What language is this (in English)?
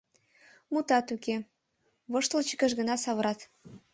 Mari